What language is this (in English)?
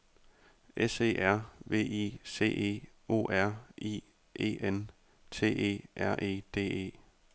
Danish